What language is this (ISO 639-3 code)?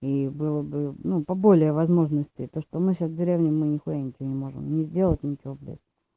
rus